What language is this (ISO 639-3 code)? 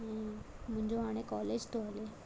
snd